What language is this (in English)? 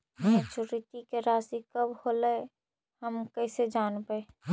Magahi